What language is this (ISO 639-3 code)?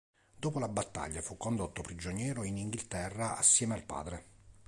ita